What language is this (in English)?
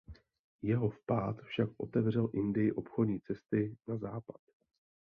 Czech